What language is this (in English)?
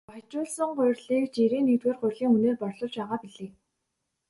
Mongolian